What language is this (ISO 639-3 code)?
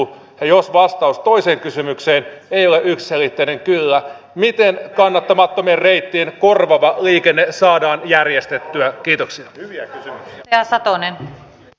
fin